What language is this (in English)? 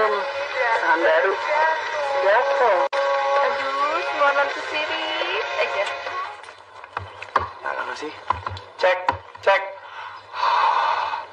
Indonesian